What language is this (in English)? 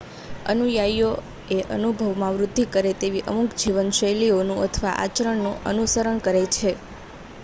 Gujarati